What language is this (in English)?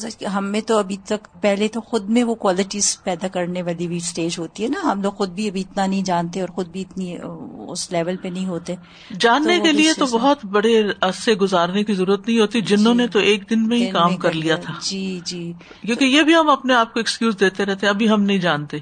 Urdu